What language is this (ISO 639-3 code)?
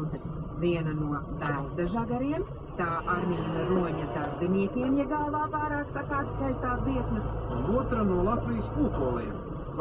lav